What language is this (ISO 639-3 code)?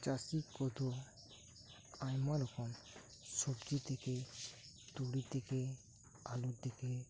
sat